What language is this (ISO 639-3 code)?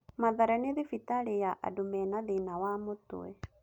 kik